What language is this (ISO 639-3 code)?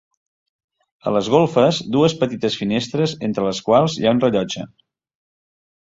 cat